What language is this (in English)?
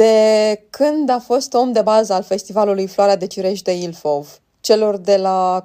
Romanian